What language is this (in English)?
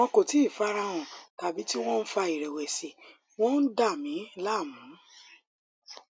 Yoruba